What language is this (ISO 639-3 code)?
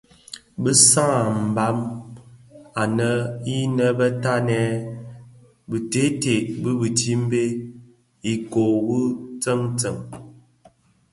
ksf